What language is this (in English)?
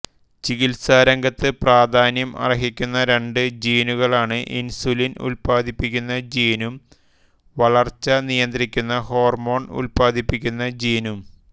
Malayalam